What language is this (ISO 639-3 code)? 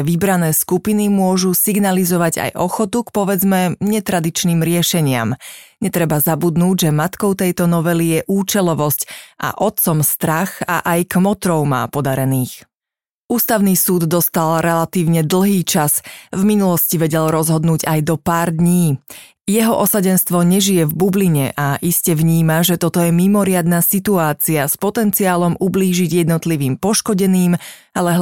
slk